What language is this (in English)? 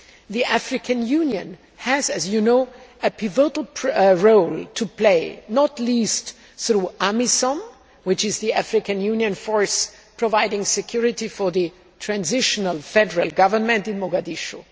English